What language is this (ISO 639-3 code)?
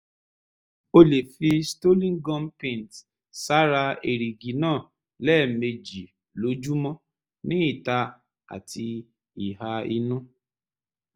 yor